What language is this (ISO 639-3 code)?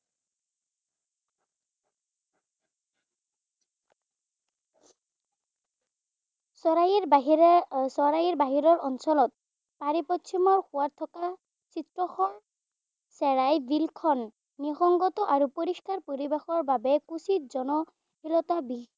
asm